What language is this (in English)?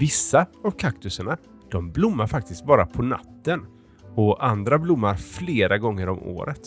Swedish